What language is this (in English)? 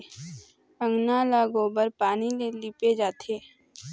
Chhattisgarhi